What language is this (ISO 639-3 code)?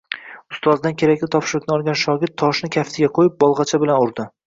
uzb